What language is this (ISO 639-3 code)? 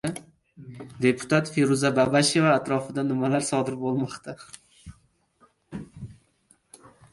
uzb